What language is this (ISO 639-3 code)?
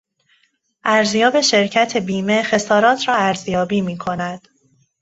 fas